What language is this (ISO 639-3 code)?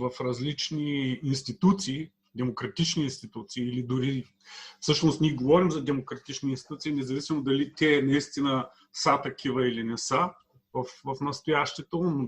bul